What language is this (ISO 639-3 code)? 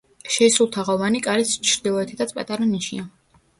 kat